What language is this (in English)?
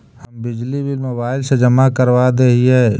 Magahi